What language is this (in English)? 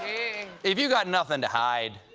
English